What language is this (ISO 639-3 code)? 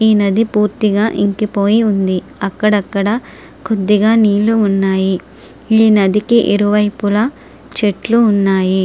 tel